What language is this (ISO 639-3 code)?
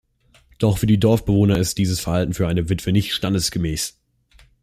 deu